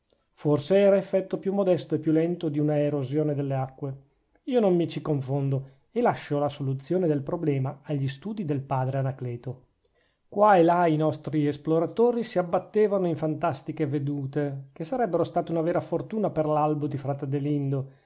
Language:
Italian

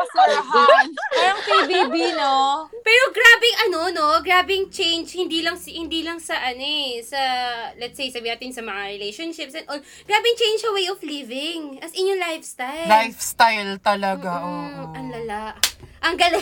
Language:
Filipino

